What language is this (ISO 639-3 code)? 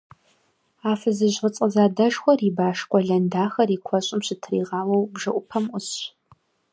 kbd